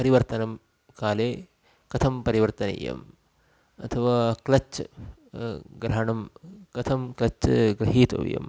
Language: Sanskrit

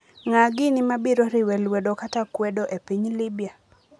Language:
Luo (Kenya and Tanzania)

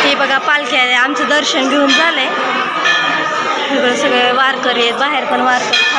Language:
Thai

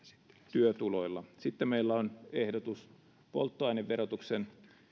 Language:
Finnish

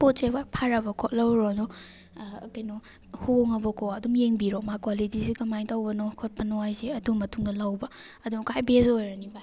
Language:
Manipuri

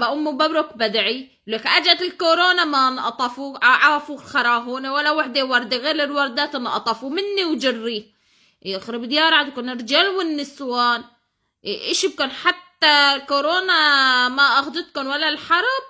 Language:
Arabic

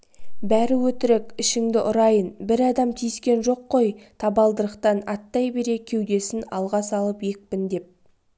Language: Kazakh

